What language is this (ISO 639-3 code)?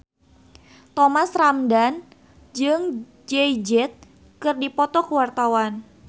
sun